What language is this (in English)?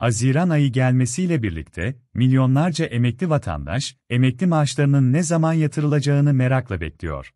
Turkish